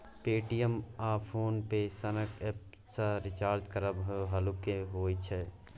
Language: Maithili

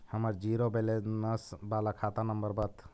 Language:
Magahi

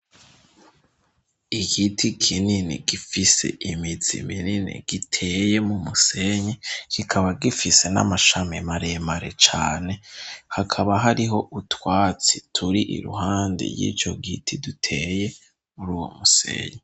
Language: Rundi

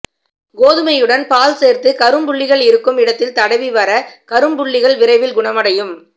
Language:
Tamil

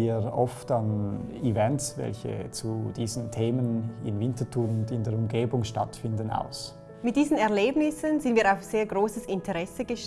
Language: German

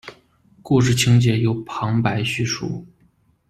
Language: Chinese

